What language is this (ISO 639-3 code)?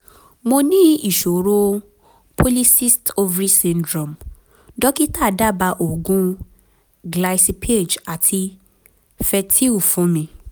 yor